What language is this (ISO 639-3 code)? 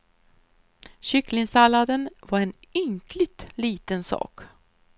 swe